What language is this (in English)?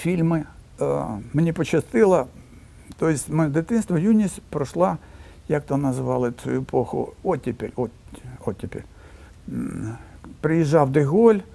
Ukrainian